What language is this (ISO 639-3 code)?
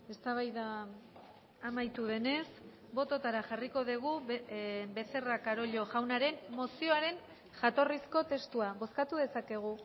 eus